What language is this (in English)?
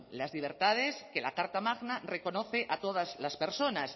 Spanish